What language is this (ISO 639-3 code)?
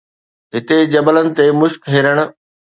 snd